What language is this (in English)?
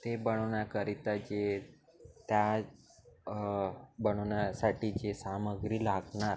Marathi